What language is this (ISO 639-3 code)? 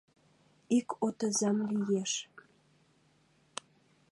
chm